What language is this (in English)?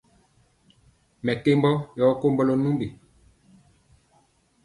Mpiemo